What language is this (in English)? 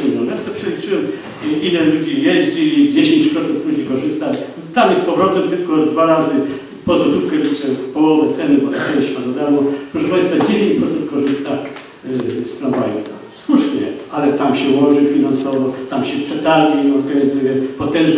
Polish